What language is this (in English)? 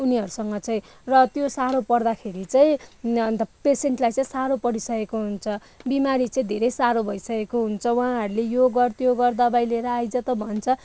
Nepali